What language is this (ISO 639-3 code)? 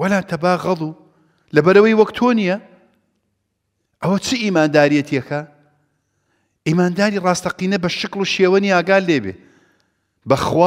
ara